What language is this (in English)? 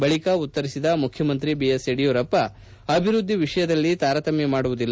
Kannada